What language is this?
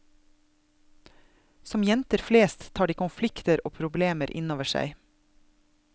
Norwegian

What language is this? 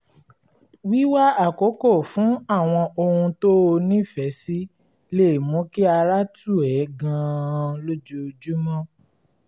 Yoruba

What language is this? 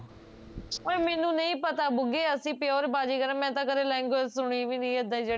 Punjabi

